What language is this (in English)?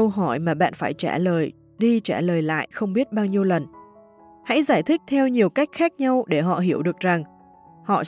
Vietnamese